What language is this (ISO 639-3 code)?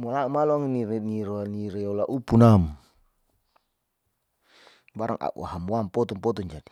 sau